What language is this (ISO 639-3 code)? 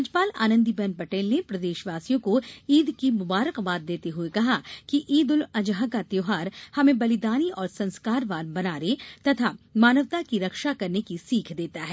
hin